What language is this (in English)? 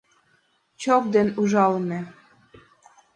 Mari